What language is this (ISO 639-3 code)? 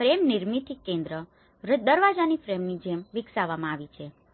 guj